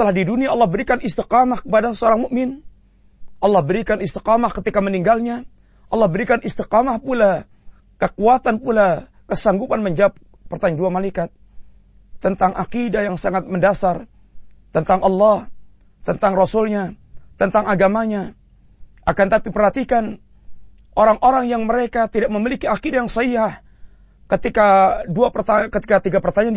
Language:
Malay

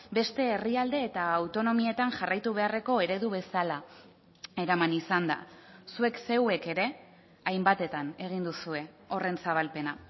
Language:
Basque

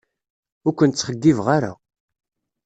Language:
Kabyle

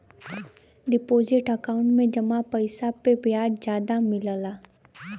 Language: Bhojpuri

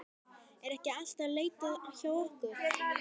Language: Icelandic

